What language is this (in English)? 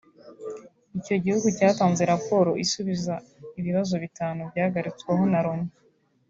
Kinyarwanda